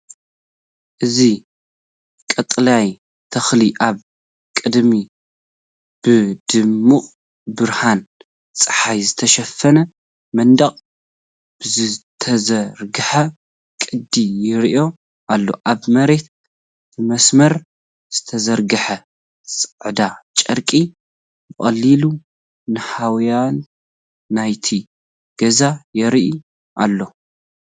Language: Tigrinya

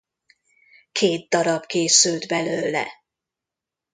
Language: Hungarian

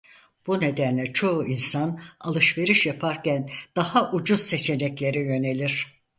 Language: Turkish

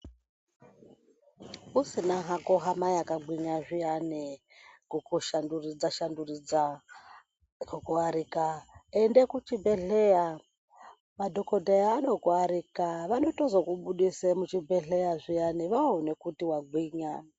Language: Ndau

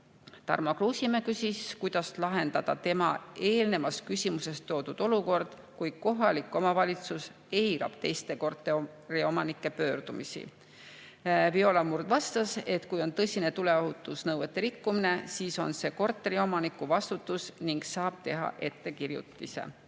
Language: Estonian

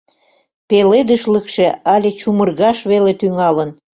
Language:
Mari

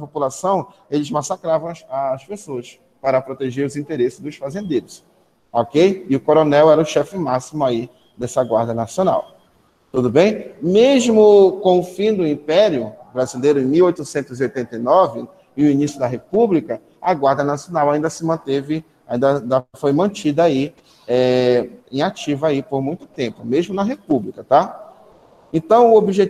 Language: Portuguese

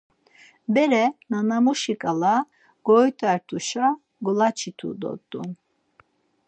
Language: Laz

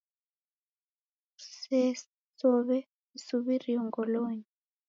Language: Taita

